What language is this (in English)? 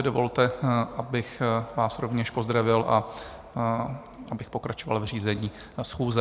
Czech